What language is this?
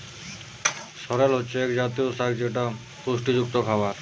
Bangla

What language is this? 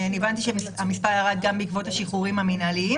Hebrew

